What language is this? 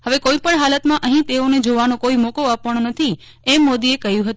Gujarati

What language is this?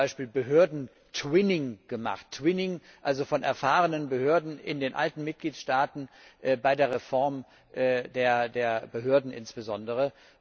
German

